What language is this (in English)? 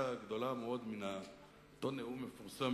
Hebrew